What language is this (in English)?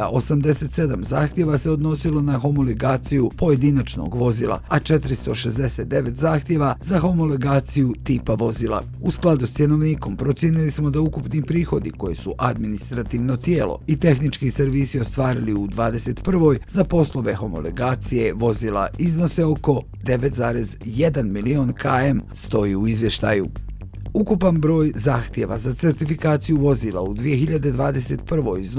Croatian